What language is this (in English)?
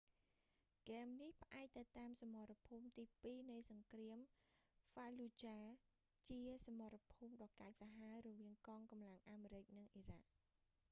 Khmer